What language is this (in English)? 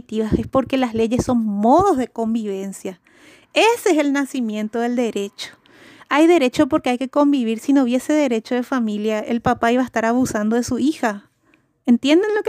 Spanish